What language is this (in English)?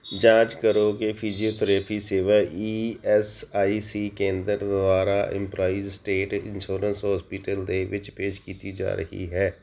Punjabi